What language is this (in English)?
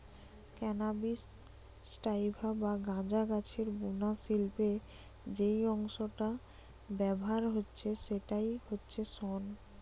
Bangla